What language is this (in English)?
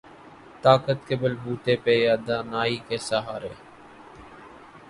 Urdu